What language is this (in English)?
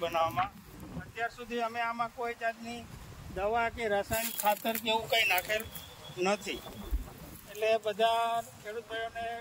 Gujarati